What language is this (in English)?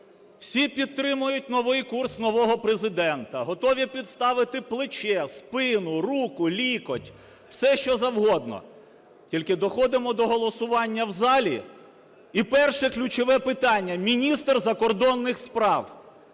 Ukrainian